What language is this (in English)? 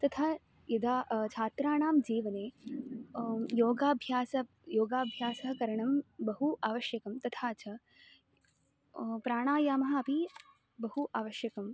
Sanskrit